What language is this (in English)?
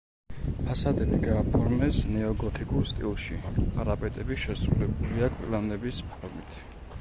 Georgian